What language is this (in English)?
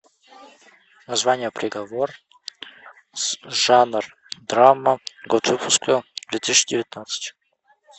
Russian